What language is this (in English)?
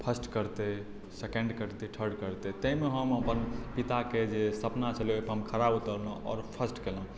Maithili